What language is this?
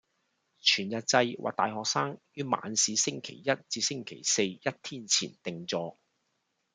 Cantonese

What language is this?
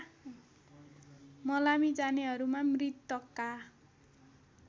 Nepali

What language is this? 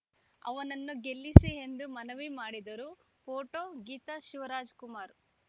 Kannada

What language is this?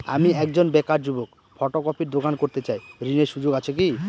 Bangla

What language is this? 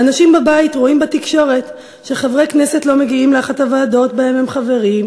Hebrew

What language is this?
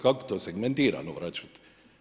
Croatian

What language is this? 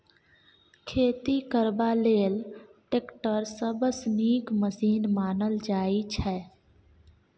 Maithili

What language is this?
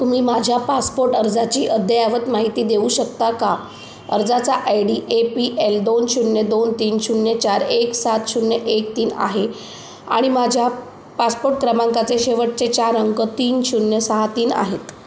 Marathi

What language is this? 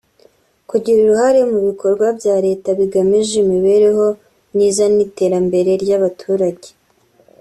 Kinyarwanda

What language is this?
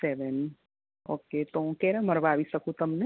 Gujarati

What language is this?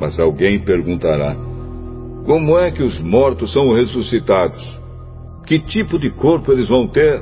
Portuguese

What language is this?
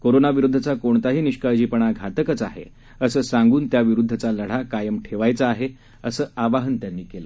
Marathi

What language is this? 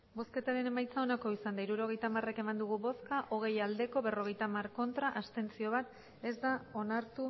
Basque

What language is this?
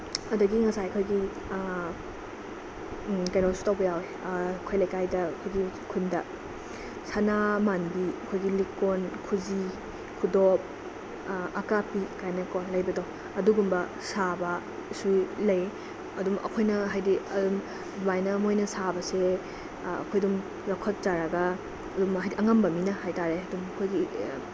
Manipuri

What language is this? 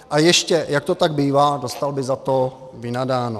Czech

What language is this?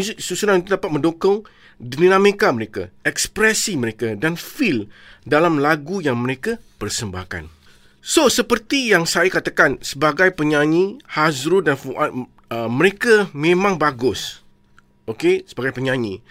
Malay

